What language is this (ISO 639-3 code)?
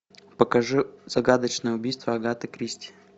rus